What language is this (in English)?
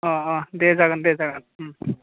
Bodo